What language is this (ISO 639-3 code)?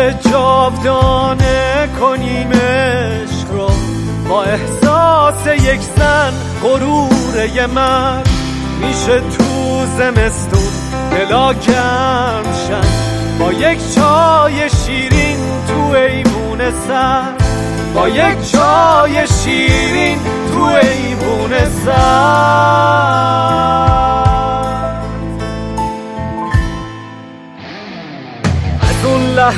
fas